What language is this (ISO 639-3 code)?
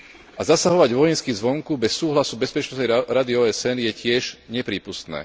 slk